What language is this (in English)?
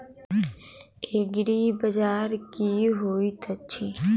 Maithili